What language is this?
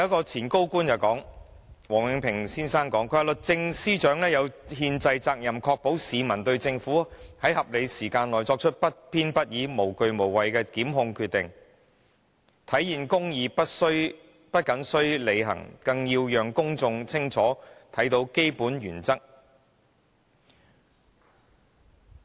Cantonese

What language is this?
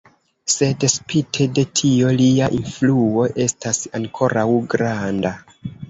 Esperanto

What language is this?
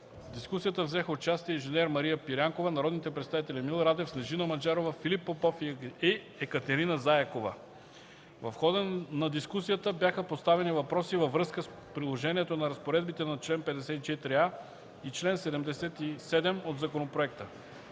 Bulgarian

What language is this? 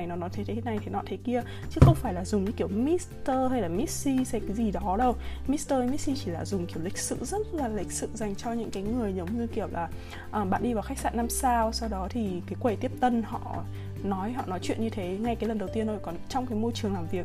Vietnamese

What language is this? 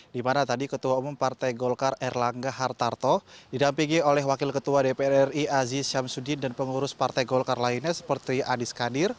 Indonesian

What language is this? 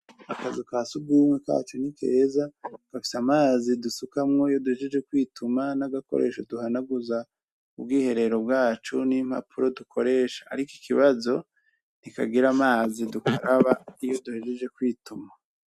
Rundi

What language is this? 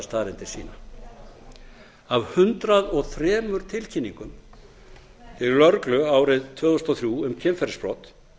Icelandic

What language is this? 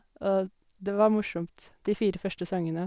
Norwegian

